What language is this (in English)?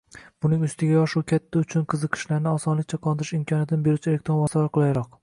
Uzbek